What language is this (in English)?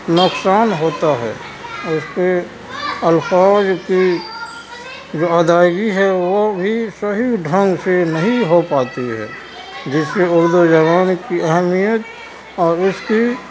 Urdu